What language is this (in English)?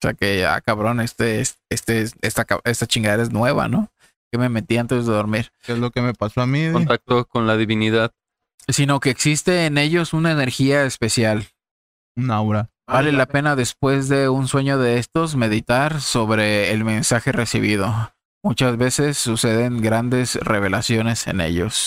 Spanish